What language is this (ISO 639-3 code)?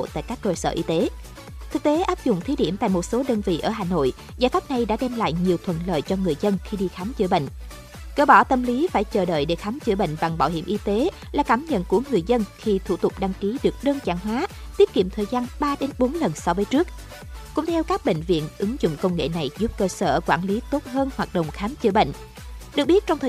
vie